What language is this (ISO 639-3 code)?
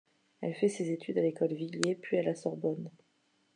fra